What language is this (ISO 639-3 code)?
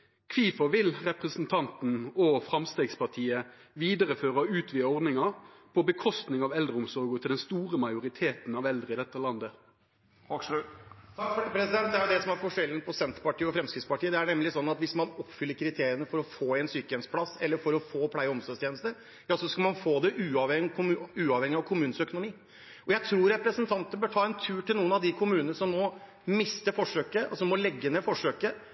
nor